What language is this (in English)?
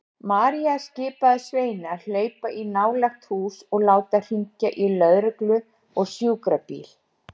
Icelandic